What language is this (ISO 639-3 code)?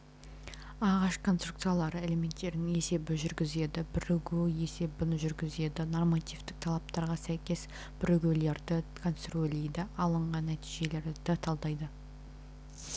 kaz